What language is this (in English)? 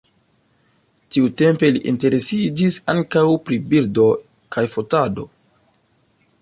Esperanto